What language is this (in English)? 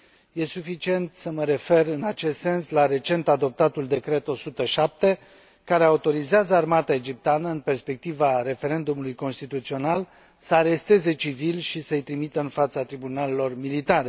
Romanian